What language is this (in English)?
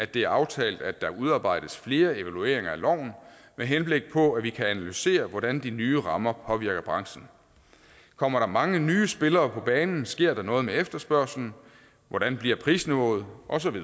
Danish